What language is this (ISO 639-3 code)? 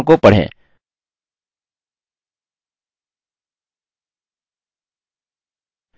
hin